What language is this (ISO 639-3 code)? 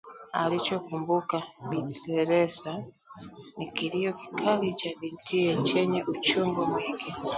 swa